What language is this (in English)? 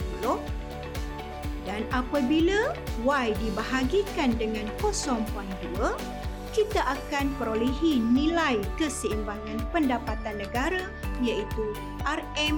Malay